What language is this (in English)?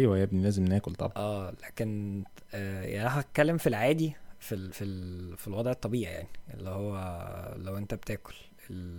Arabic